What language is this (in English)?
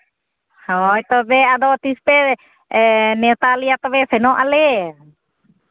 Santali